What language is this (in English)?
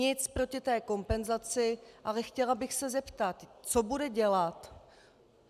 Czech